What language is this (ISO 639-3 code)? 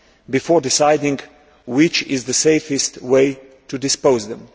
eng